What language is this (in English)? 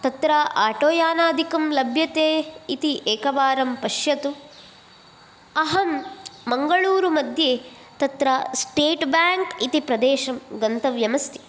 Sanskrit